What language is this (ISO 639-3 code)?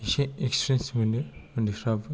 brx